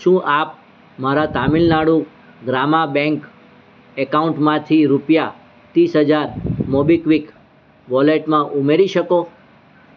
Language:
Gujarati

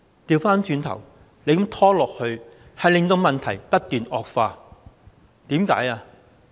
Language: Cantonese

